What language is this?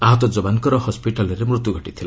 Odia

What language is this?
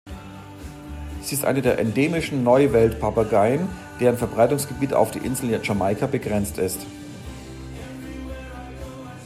German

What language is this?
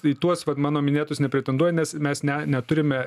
Lithuanian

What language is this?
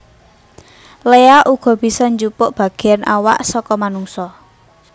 Javanese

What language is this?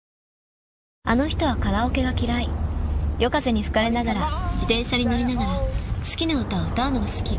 Japanese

